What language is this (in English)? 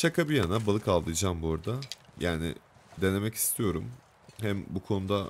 Turkish